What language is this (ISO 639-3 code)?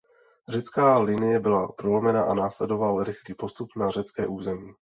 ces